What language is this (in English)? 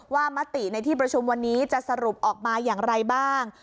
Thai